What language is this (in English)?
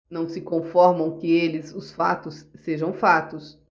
Portuguese